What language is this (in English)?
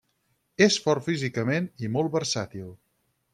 Catalan